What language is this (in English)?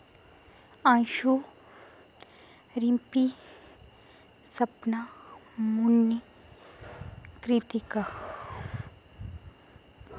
Dogri